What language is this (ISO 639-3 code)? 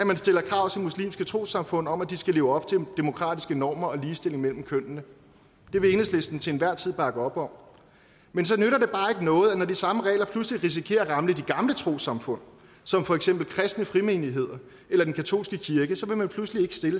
dan